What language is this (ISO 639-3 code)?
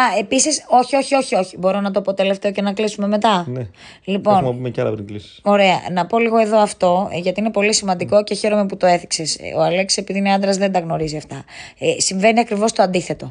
ell